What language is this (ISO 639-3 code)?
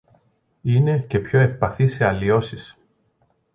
ell